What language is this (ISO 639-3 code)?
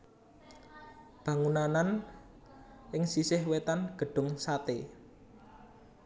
jav